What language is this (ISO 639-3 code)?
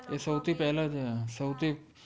guj